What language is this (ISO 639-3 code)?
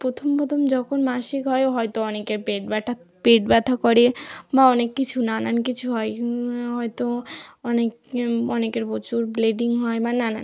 ben